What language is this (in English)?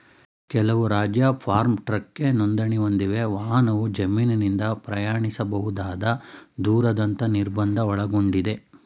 Kannada